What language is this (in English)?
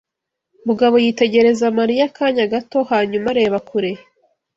Kinyarwanda